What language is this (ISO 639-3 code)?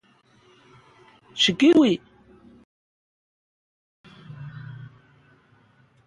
ncx